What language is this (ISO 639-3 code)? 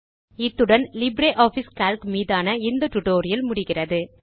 tam